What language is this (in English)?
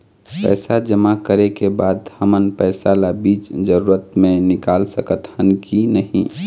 Chhattisgarhi